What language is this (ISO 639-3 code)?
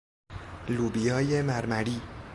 fas